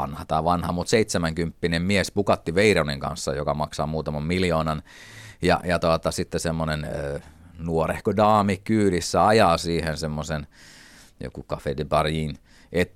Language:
Finnish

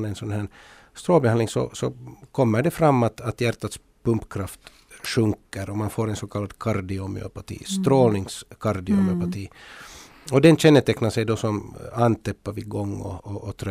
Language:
Swedish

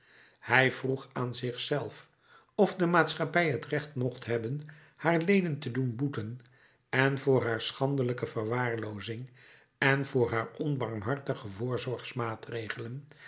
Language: Dutch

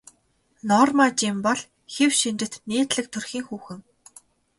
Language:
Mongolian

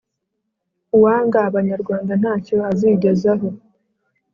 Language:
Kinyarwanda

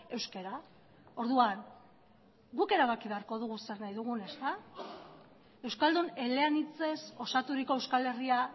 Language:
Basque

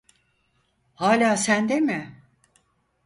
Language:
Turkish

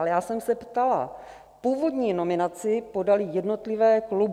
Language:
Czech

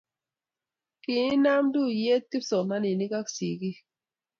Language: Kalenjin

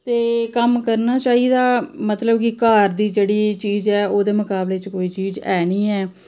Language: Dogri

